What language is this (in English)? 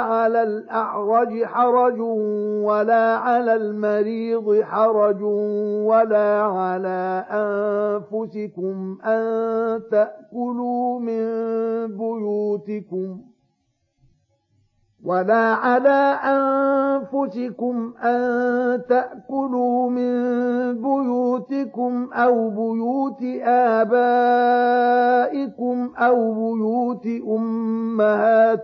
Arabic